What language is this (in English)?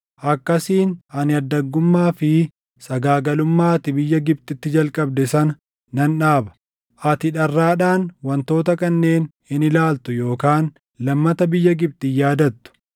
Oromo